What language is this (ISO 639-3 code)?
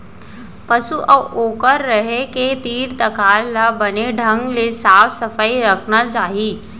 hne